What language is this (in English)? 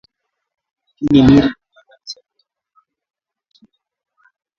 Swahili